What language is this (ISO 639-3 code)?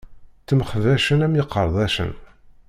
kab